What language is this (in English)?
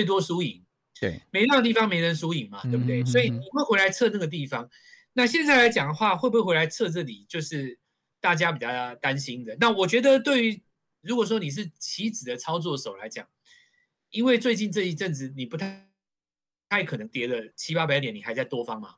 Chinese